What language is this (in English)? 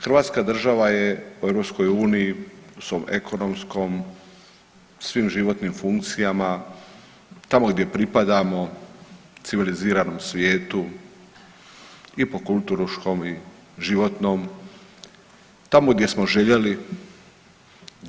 Croatian